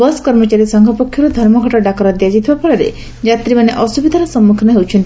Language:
Odia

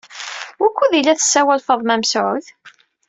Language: Kabyle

